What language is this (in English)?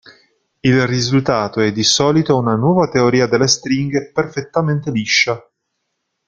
Italian